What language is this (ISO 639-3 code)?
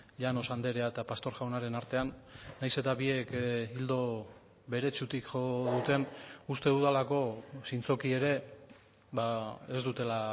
eus